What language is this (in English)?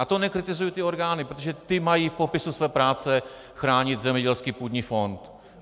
Czech